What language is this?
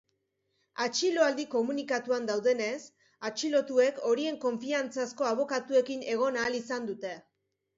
Basque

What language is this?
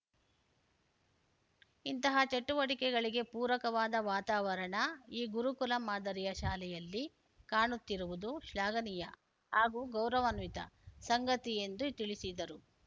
Kannada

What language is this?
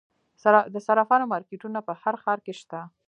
Pashto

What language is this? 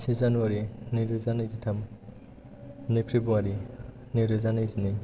Bodo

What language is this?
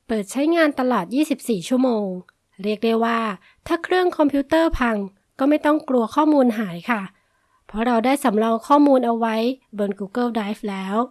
Thai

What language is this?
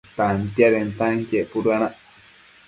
Matsés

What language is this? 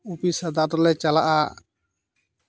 Santali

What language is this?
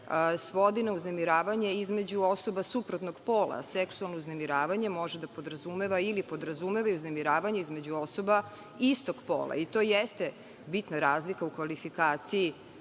Serbian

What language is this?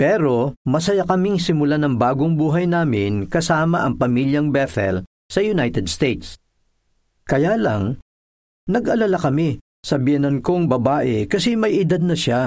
Filipino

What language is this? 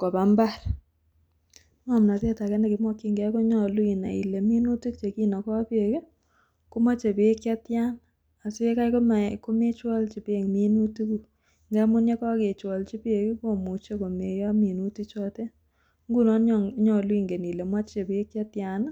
Kalenjin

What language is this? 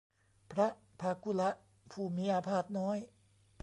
Thai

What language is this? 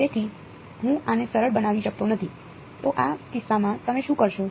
Gujarati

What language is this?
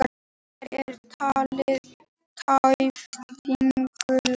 Icelandic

